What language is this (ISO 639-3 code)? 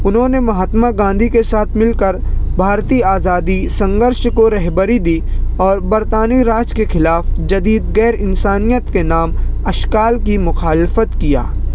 urd